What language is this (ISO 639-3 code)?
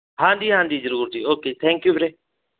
pan